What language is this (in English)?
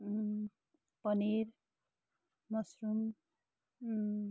Nepali